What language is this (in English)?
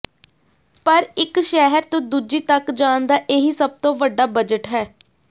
Punjabi